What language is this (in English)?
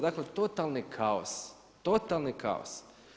Croatian